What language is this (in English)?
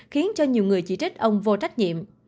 Vietnamese